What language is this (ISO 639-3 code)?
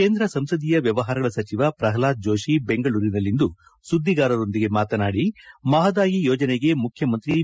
kan